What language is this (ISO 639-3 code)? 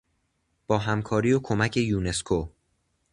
fas